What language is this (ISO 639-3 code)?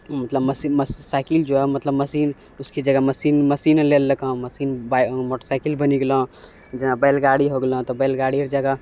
mai